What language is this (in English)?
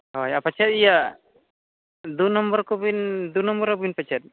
Santali